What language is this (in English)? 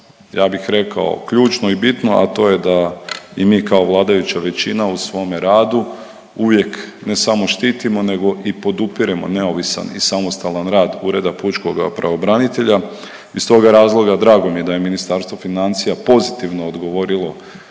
Croatian